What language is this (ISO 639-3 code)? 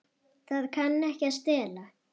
isl